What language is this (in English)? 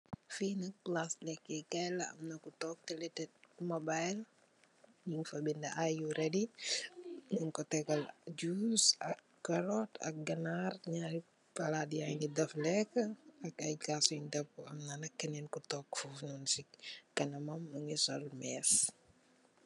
Wolof